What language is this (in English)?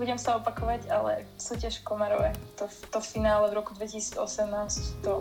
Slovak